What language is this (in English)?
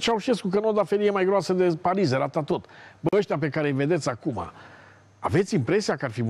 Romanian